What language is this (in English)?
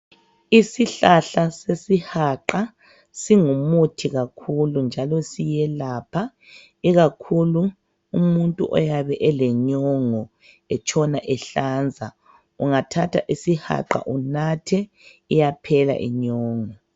North Ndebele